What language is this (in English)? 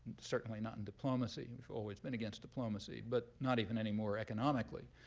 English